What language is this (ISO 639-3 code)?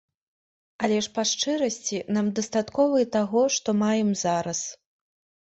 bel